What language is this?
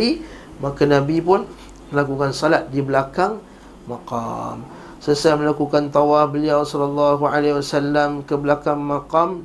Malay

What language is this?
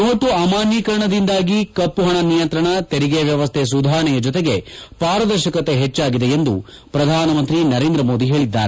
Kannada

